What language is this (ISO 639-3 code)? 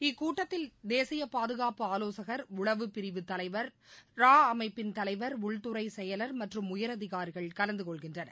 tam